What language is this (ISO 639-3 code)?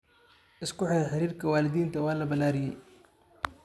som